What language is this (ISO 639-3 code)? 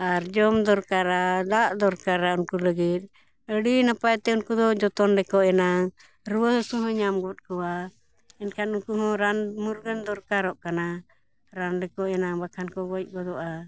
sat